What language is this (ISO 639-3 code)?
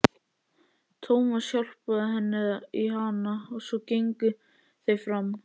isl